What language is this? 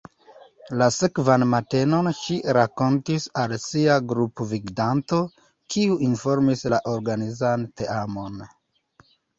Esperanto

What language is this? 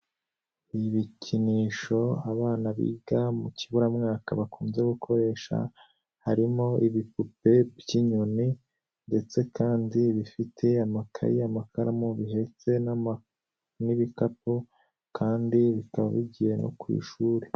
Kinyarwanda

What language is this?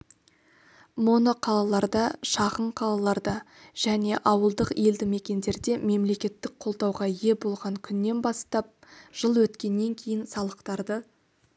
Kazakh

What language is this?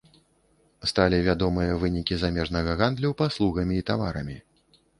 Belarusian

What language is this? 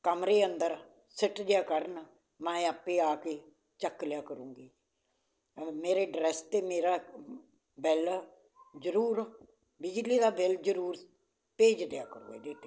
Punjabi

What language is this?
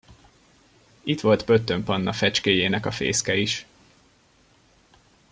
Hungarian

